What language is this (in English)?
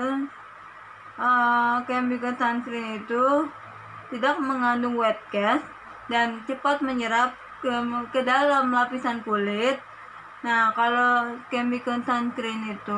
Indonesian